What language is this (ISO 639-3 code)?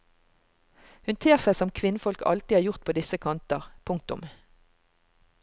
nor